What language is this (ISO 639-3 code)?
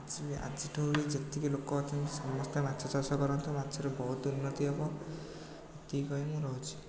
ori